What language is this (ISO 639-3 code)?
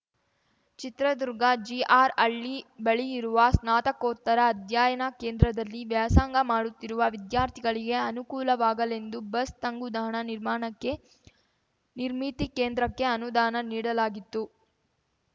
kan